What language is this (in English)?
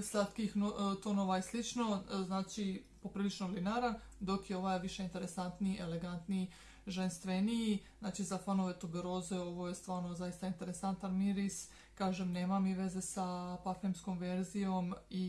Croatian